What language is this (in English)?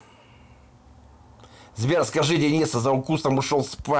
Russian